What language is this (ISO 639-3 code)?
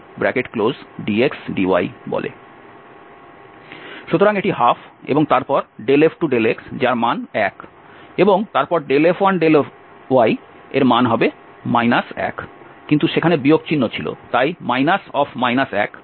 ben